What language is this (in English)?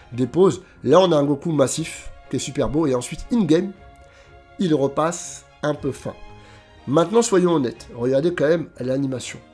French